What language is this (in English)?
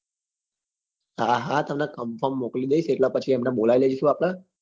Gujarati